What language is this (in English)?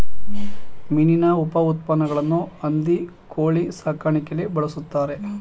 Kannada